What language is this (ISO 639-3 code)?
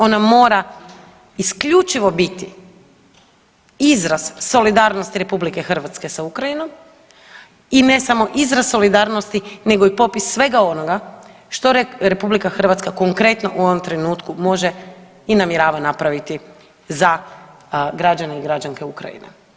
hrv